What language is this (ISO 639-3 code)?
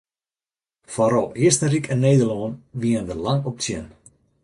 fry